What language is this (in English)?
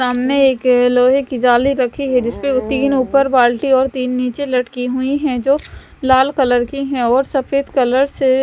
Hindi